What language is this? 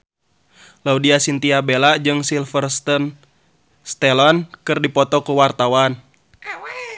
Sundanese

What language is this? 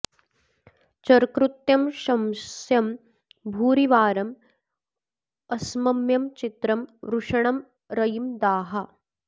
Sanskrit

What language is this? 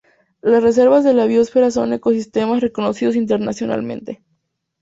Spanish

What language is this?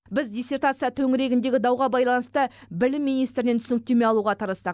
Kazakh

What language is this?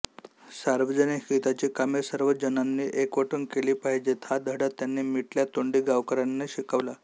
Marathi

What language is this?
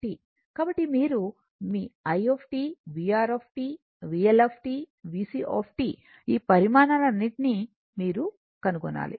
Telugu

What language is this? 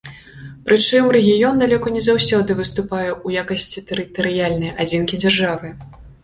Belarusian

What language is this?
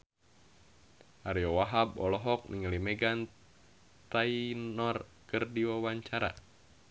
Sundanese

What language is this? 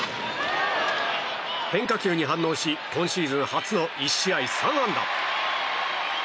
Japanese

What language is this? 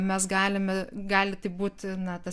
Lithuanian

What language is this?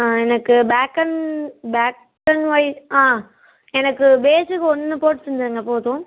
Tamil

